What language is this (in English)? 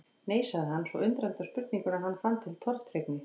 Icelandic